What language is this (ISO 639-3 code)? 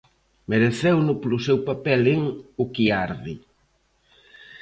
glg